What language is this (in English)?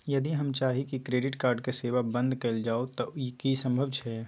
Maithili